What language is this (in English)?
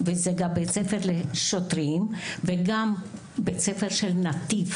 Hebrew